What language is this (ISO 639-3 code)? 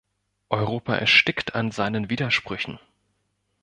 deu